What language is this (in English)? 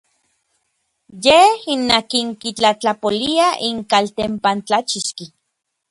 Orizaba Nahuatl